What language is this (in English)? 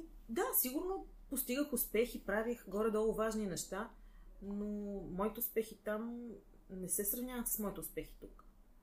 Bulgarian